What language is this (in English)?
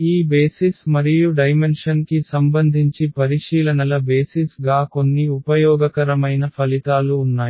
Telugu